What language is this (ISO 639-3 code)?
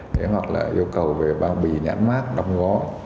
vie